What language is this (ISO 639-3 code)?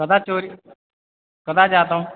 san